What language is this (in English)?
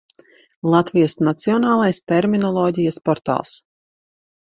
Latvian